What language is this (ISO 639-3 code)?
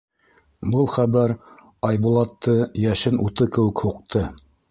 bak